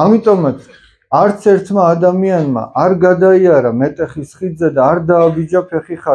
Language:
Turkish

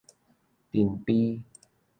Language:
Min Nan Chinese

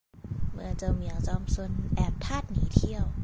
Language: Thai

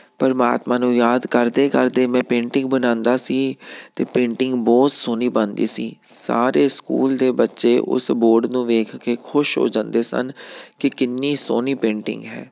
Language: Punjabi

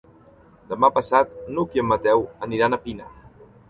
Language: Catalan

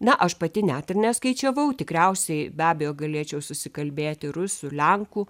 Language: Lithuanian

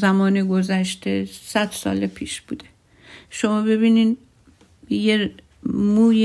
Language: Persian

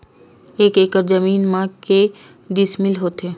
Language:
Chhattisgarhi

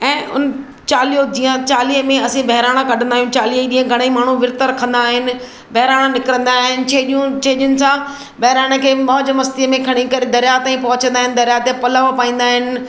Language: Sindhi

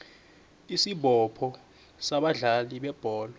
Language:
South Ndebele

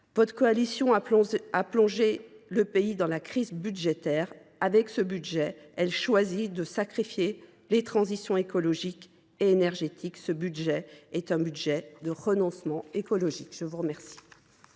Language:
French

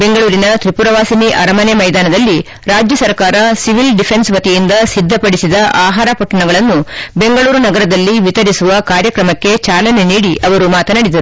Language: Kannada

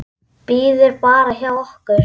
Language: Icelandic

